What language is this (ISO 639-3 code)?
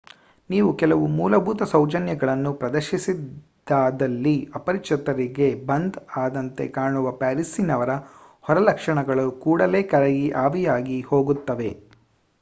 kan